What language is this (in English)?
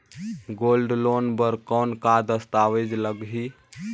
Chhattisgarhi